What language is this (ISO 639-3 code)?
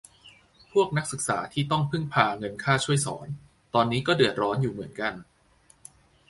tha